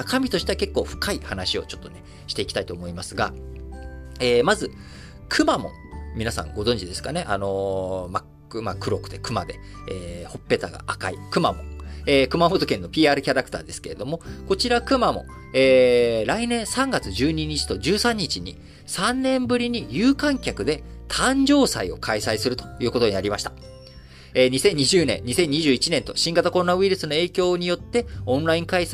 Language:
Japanese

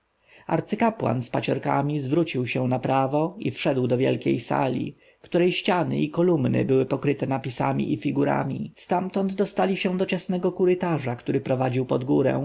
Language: Polish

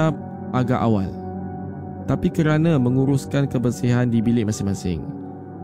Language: Malay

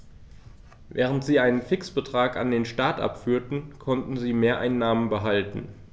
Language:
German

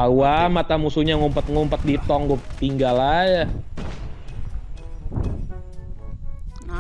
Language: Indonesian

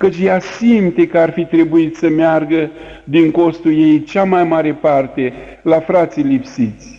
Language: Romanian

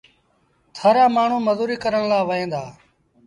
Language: Sindhi Bhil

